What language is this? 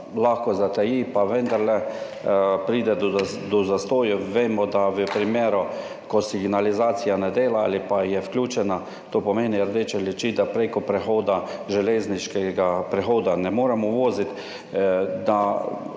Slovenian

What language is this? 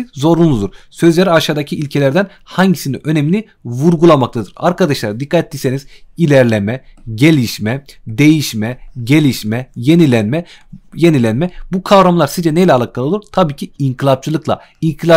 Turkish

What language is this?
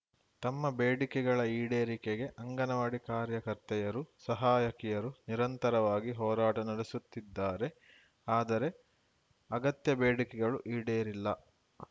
Kannada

